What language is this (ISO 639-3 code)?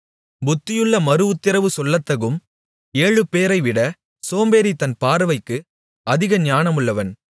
tam